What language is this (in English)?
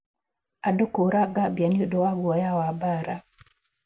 Kikuyu